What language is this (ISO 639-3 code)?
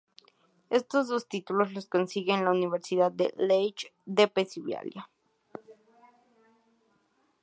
spa